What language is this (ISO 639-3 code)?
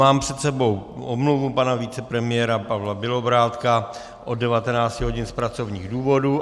ces